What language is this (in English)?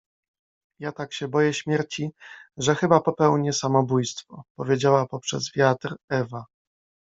Polish